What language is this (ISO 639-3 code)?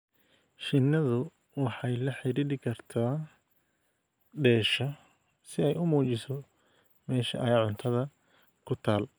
som